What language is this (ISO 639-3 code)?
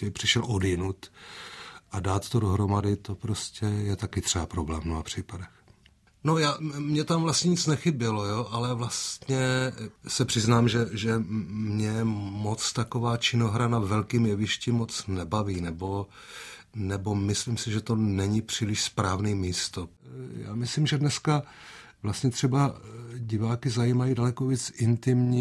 ces